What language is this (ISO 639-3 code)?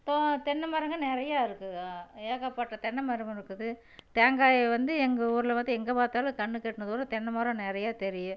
tam